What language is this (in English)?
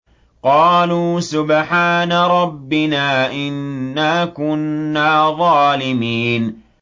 Arabic